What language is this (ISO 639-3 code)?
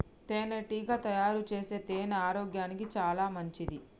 tel